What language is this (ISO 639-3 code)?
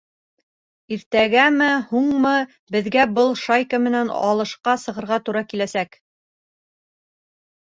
bak